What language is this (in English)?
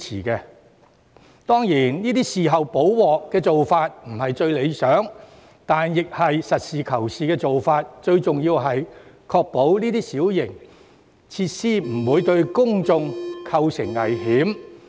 Cantonese